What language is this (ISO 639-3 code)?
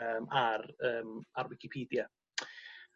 cym